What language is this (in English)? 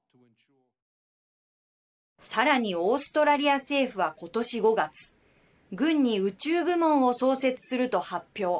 Japanese